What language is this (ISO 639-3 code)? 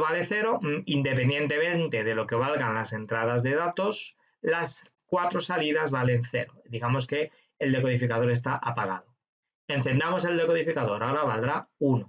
spa